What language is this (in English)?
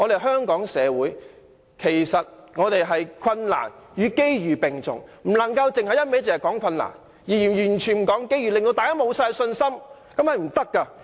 Cantonese